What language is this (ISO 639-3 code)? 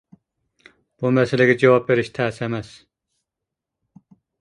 uig